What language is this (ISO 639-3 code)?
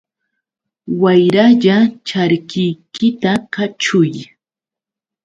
qux